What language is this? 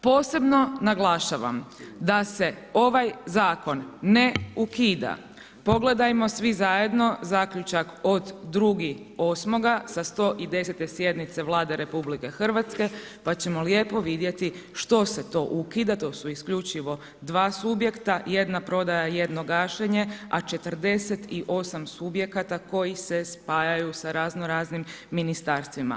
Croatian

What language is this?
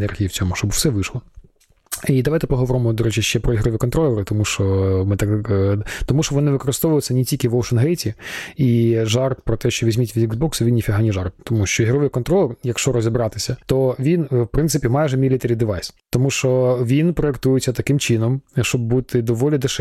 Ukrainian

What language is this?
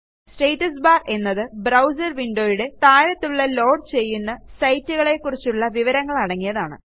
Malayalam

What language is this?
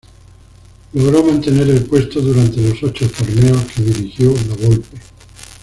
Spanish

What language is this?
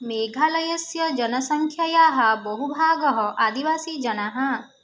Sanskrit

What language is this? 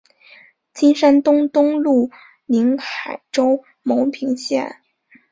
Chinese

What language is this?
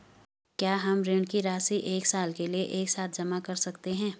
Hindi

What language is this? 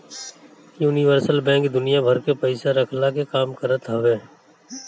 Bhojpuri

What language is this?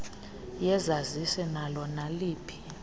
Xhosa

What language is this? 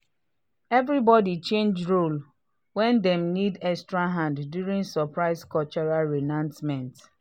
Nigerian Pidgin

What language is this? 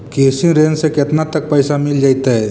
Magahi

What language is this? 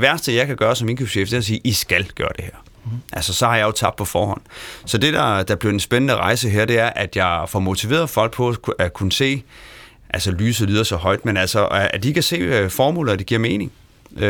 Danish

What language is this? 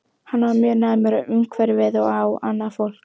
Icelandic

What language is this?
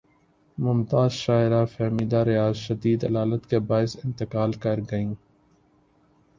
Urdu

